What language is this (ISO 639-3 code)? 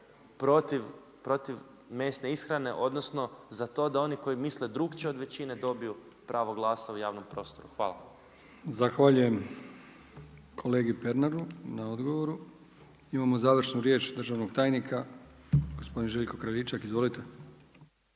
hrv